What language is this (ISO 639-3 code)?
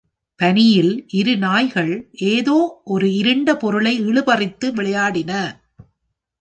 tam